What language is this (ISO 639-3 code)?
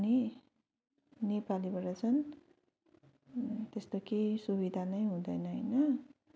nep